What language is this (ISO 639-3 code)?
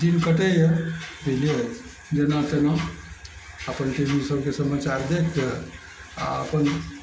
mai